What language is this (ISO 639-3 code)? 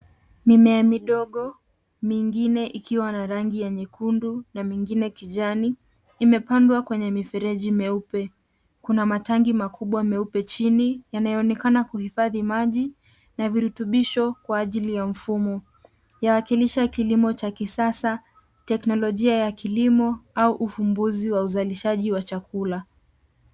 swa